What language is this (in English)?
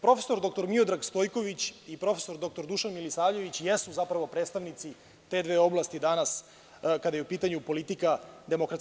Serbian